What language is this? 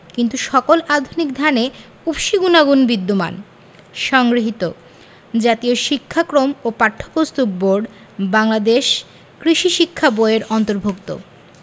Bangla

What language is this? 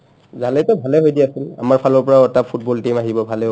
Assamese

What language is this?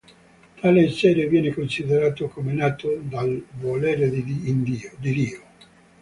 Italian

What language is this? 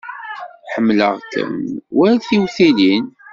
Kabyle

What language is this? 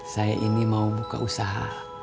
Indonesian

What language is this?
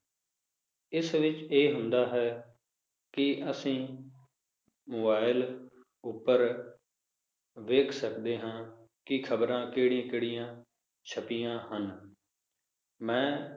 Punjabi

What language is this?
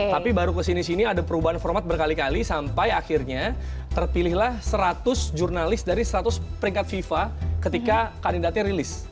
Indonesian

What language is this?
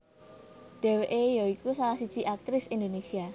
Javanese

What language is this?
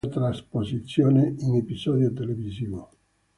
Italian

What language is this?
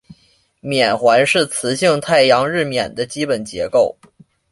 Chinese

